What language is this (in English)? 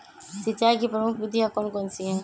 Magahi